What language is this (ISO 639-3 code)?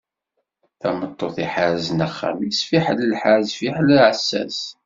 kab